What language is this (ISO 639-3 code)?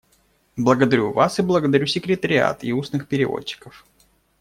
rus